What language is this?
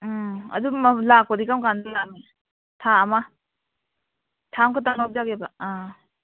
Manipuri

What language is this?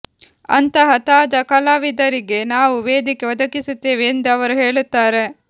Kannada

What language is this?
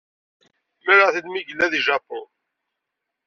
Kabyle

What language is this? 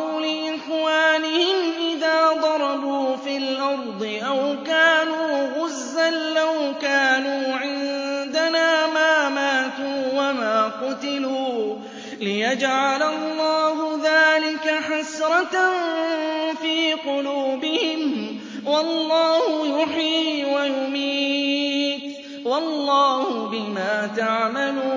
Arabic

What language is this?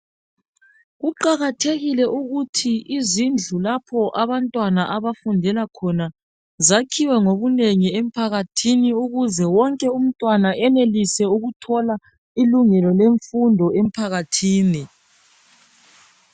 North Ndebele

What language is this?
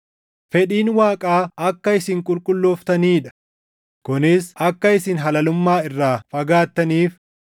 Oromo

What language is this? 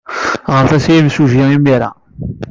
Kabyle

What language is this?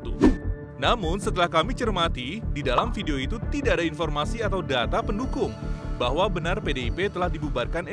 Indonesian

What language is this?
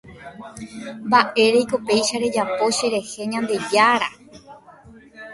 Guarani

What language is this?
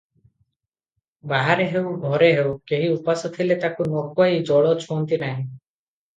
Odia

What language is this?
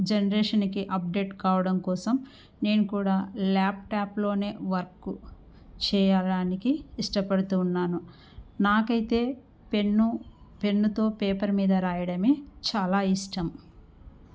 Telugu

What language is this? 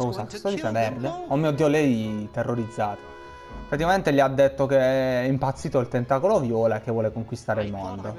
Italian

